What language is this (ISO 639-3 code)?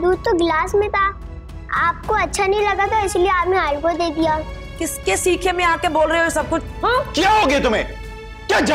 hin